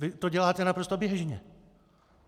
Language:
Czech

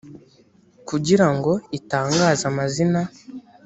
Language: Kinyarwanda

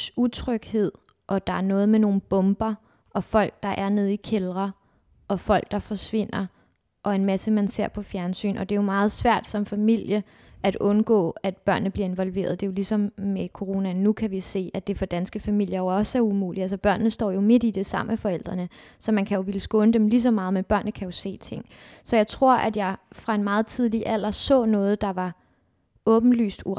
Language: Danish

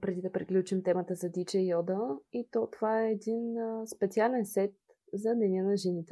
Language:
Bulgarian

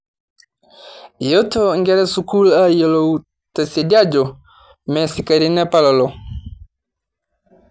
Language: Masai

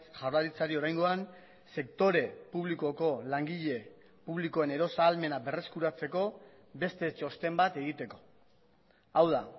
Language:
Basque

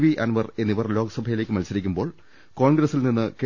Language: Malayalam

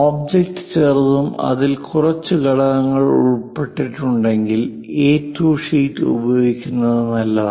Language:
Malayalam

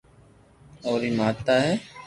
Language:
Loarki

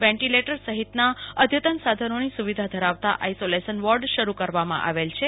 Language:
Gujarati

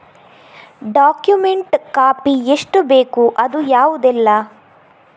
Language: Kannada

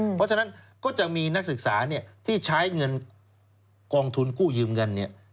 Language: Thai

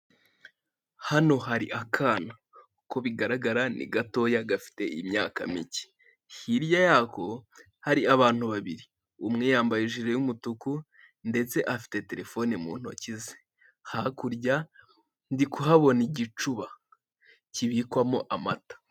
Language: Kinyarwanda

